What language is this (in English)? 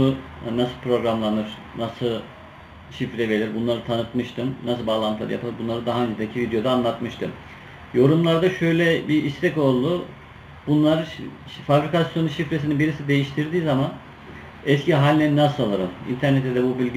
Turkish